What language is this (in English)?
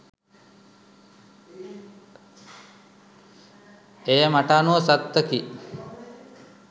Sinhala